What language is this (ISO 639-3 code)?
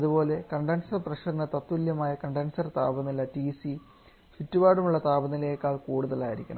mal